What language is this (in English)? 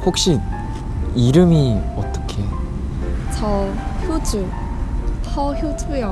Korean